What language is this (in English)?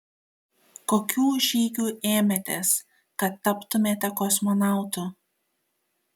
Lithuanian